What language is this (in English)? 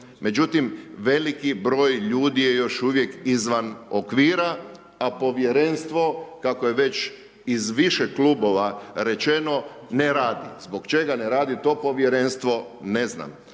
Croatian